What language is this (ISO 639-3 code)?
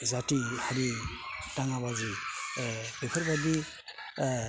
brx